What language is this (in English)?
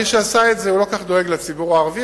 Hebrew